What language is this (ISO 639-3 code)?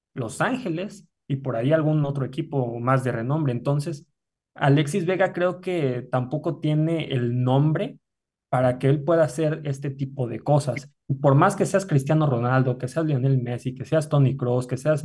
spa